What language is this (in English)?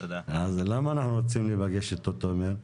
Hebrew